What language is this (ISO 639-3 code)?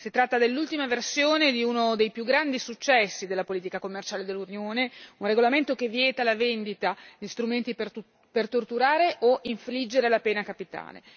ita